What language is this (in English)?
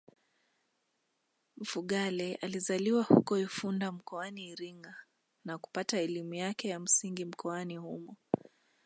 Swahili